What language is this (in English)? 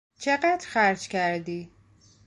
Persian